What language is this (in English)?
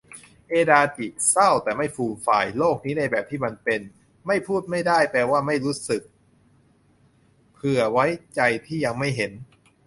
Thai